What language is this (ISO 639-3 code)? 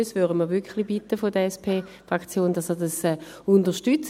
gsw